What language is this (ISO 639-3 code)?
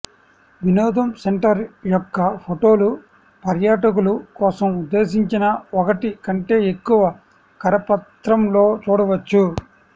tel